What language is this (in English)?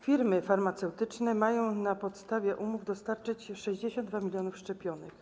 Polish